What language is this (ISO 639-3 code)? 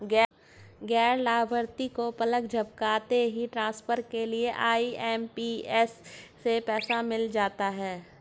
hin